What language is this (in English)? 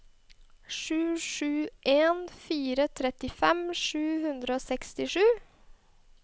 Norwegian